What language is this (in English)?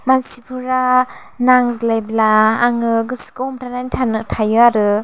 Bodo